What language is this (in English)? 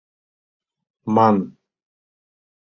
Mari